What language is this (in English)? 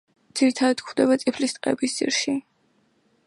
Georgian